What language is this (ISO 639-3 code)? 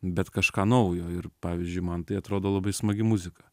lit